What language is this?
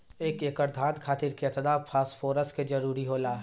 Bhojpuri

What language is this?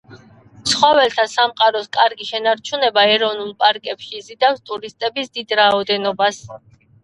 Georgian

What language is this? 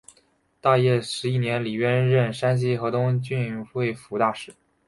Chinese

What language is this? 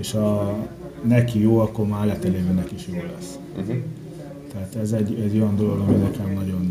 Hungarian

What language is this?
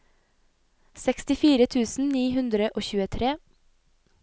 Norwegian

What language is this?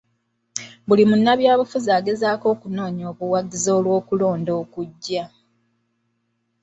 Ganda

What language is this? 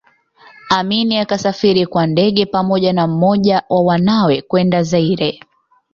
Swahili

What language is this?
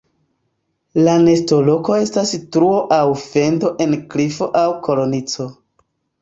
Esperanto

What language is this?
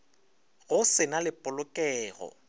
Northern Sotho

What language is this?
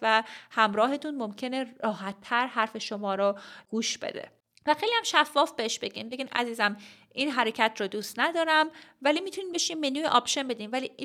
Persian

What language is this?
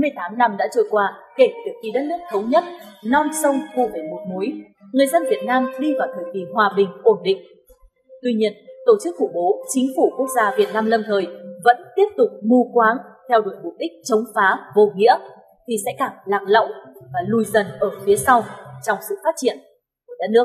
Vietnamese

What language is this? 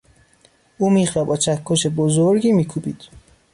Persian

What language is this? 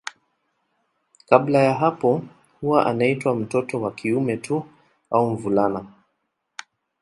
Swahili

